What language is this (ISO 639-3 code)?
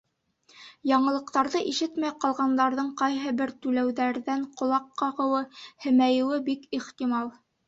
bak